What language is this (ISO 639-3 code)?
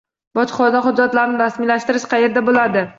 uzb